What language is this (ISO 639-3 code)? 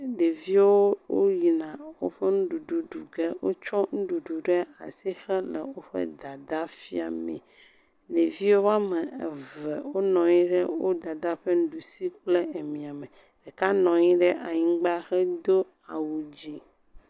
ewe